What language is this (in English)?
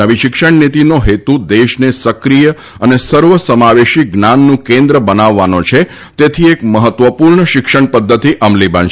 Gujarati